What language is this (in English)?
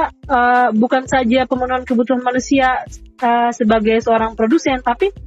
Indonesian